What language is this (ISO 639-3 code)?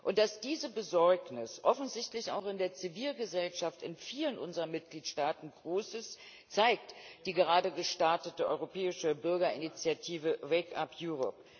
deu